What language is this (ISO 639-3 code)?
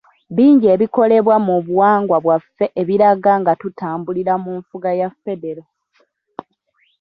lug